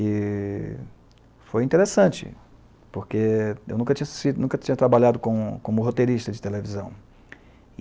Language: Portuguese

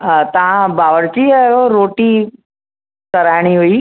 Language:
Sindhi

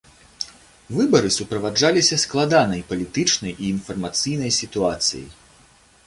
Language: Belarusian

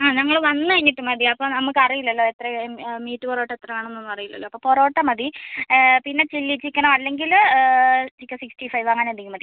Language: Malayalam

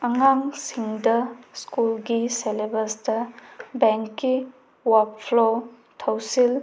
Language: Manipuri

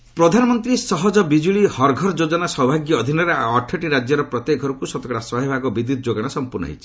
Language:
Odia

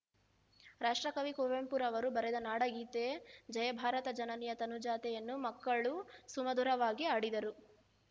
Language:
Kannada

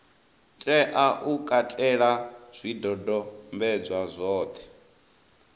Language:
Venda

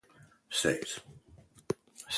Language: English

